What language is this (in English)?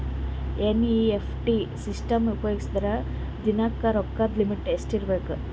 Kannada